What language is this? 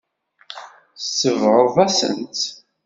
Kabyle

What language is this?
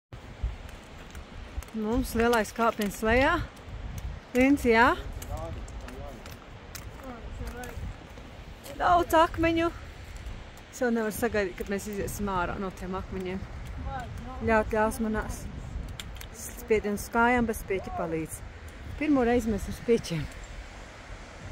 Latvian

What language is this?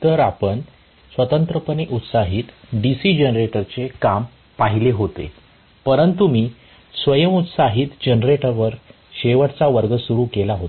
Marathi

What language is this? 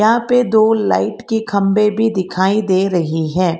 Hindi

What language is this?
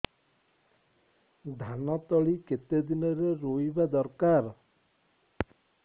Odia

